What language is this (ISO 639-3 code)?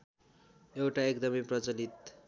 nep